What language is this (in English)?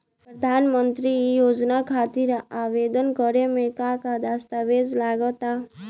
Bhojpuri